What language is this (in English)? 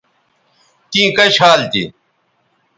Bateri